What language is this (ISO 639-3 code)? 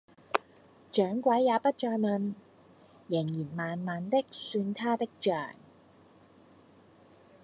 yue